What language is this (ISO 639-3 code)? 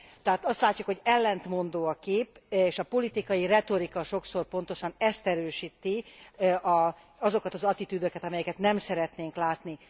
hun